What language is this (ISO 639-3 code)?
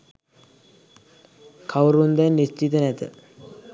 sin